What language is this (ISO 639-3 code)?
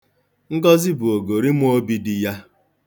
ibo